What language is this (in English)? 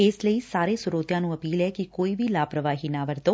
Punjabi